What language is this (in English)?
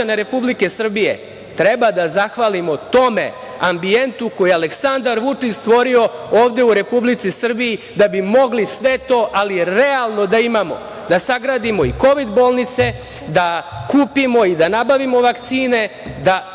Serbian